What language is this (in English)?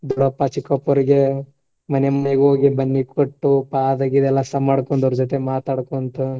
Kannada